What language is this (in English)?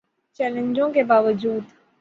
Urdu